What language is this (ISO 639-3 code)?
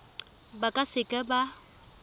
tsn